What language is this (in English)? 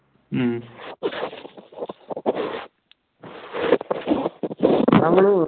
Malayalam